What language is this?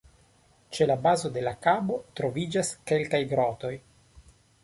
Esperanto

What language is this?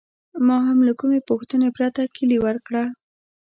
Pashto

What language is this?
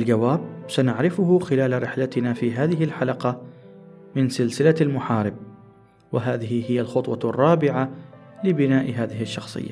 Arabic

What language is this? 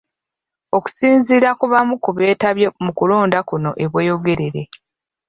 Ganda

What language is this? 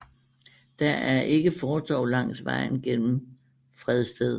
Danish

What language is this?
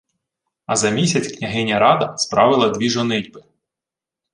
Ukrainian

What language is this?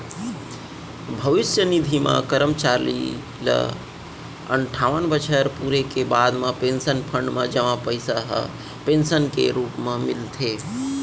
Chhattisgarhi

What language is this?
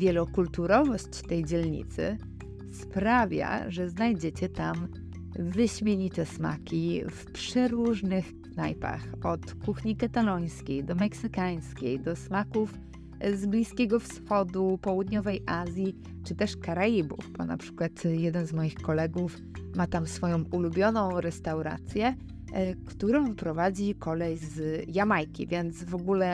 Polish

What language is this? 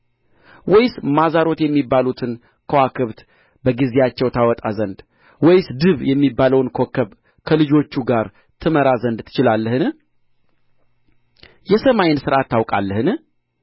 Amharic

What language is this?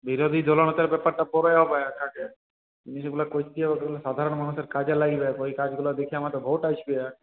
Bangla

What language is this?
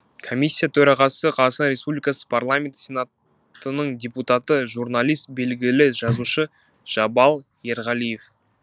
Kazakh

